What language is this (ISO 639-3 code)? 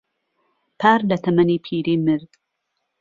ckb